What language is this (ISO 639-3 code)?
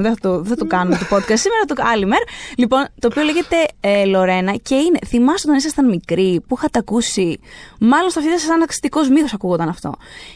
ell